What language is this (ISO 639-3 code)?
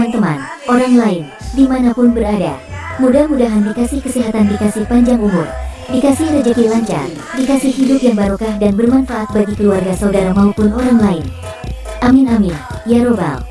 ind